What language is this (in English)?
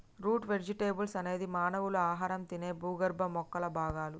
Telugu